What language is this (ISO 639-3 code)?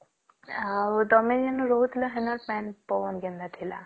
ori